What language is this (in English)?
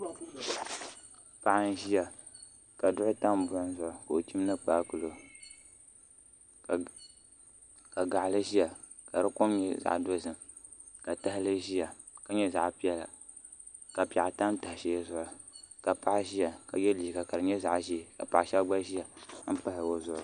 Dagbani